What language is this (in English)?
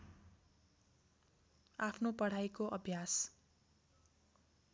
Nepali